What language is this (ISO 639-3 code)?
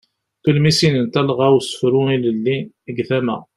kab